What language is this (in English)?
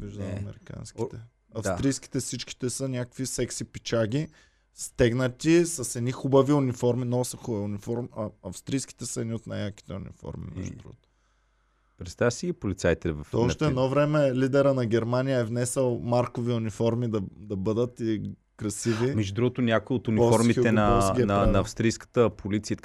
Bulgarian